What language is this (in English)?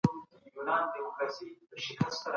Pashto